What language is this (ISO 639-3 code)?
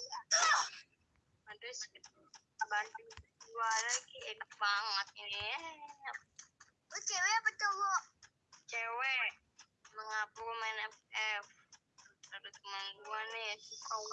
ind